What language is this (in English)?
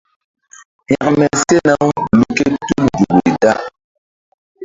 Mbum